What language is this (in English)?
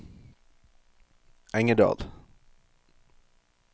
Norwegian